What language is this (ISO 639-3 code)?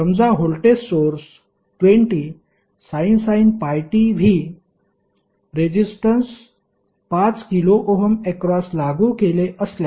mar